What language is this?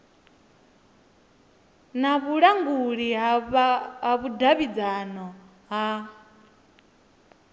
Venda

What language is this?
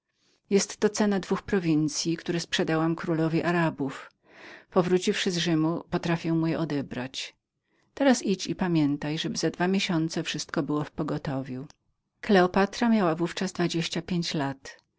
Polish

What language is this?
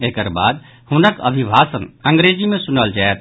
Maithili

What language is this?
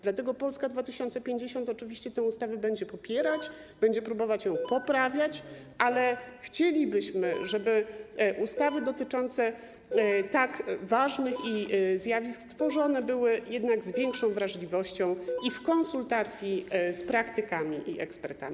Polish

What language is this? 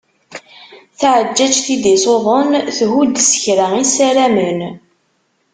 Kabyle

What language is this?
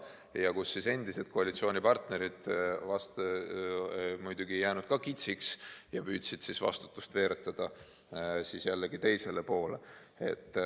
Estonian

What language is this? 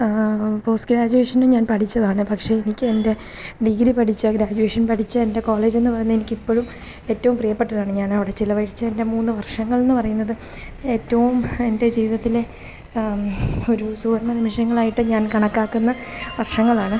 Malayalam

